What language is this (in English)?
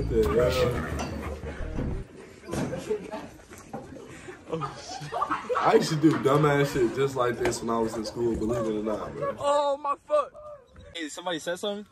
English